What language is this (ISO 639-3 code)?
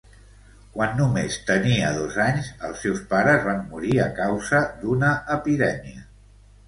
cat